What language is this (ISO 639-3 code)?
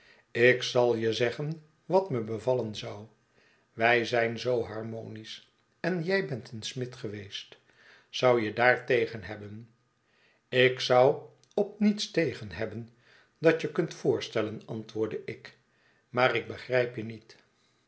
nld